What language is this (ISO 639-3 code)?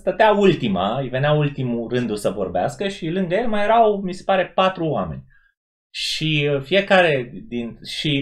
ron